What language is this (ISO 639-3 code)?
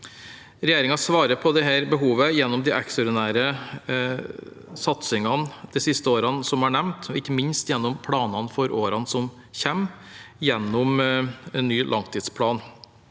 nor